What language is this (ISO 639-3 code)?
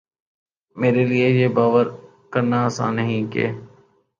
urd